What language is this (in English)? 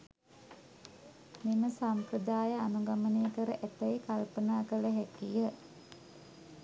Sinhala